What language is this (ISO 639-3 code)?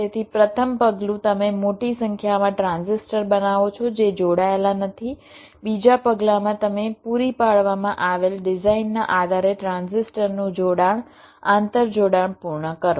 guj